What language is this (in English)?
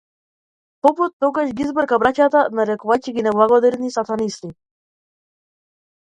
Macedonian